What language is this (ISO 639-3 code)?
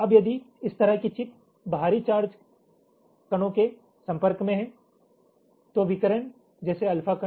hin